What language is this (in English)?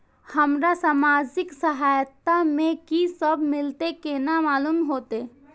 Maithili